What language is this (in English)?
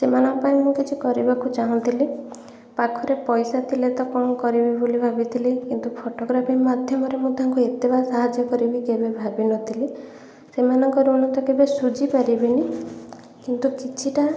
Odia